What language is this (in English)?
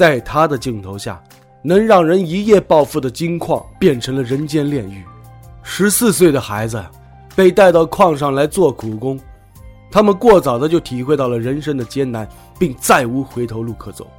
Chinese